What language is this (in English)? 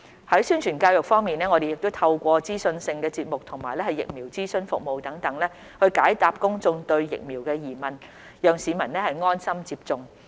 Cantonese